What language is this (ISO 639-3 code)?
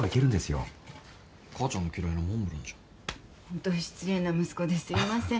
jpn